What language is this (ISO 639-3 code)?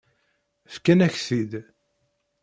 kab